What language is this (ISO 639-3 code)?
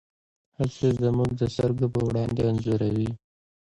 pus